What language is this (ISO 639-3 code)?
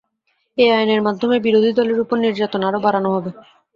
ben